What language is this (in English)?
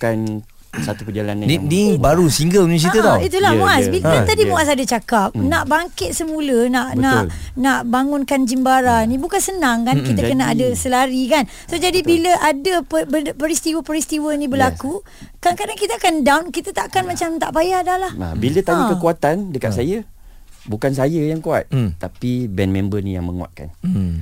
Malay